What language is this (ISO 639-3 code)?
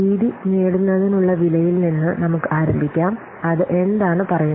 mal